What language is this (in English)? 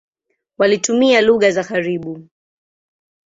Swahili